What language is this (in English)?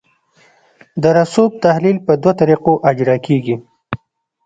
Pashto